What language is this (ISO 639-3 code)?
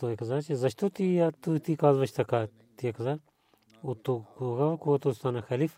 bul